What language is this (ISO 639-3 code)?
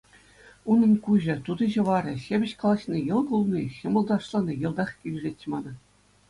chv